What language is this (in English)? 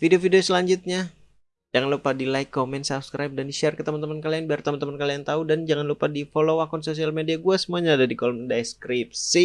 Indonesian